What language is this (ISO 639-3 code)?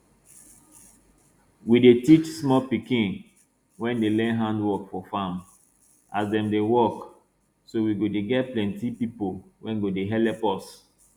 pcm